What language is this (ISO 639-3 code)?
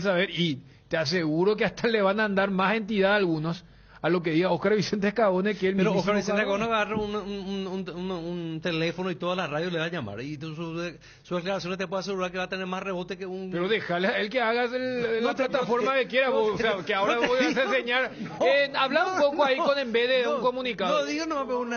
spa